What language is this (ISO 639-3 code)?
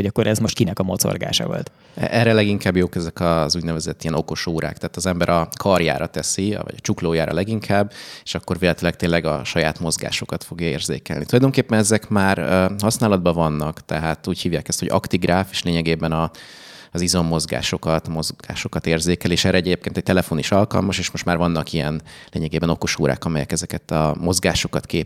hun